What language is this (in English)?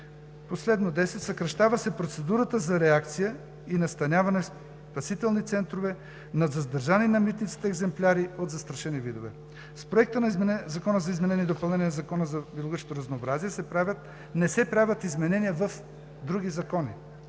Bulgarian